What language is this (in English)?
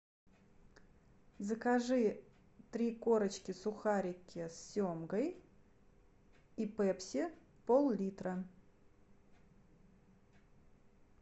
Russian